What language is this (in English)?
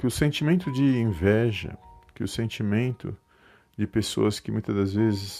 Portuguese